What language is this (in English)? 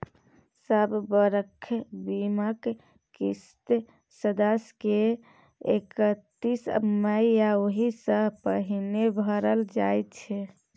Maithili